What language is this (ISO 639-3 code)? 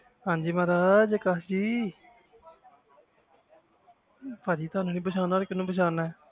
pan